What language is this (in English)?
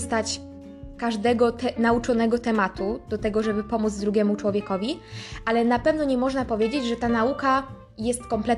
Polish